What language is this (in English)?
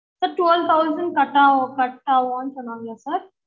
Tamil